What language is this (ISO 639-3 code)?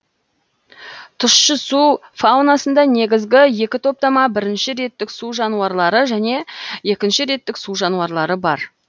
kaz